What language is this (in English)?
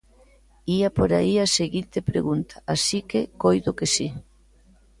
Galician